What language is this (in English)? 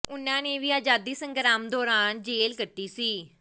Punjabi